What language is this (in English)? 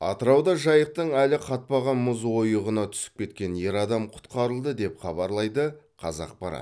Kazakh